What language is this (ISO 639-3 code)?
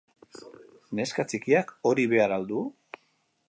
eus